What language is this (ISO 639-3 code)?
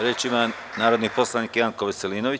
srp